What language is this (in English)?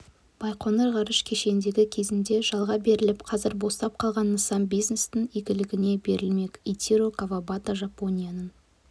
Kazakh